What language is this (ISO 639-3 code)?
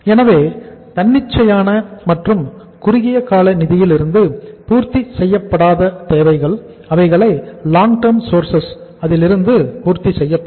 tam